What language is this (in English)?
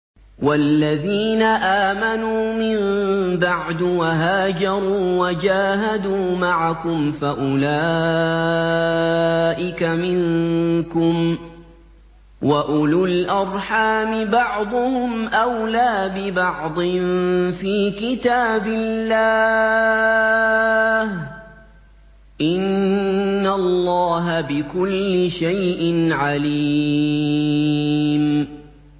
Arabic